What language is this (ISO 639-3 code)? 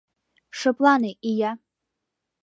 chm